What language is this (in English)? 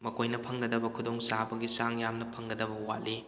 Manipuri